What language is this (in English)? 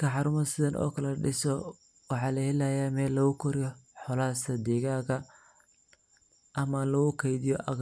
Somali